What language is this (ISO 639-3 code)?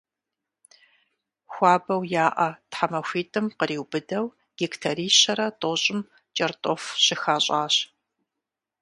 kbd